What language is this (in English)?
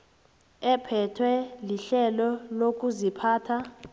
South Ndebele